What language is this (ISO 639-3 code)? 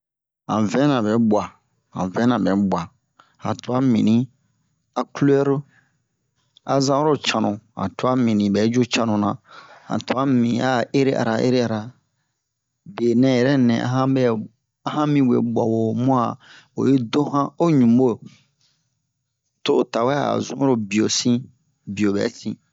bmq